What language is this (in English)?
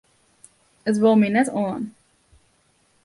Western Frisian